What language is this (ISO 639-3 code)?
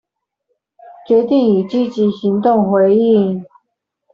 zho